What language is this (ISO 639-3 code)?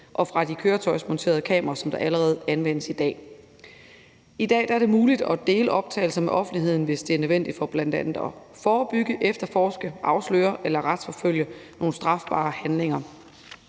dan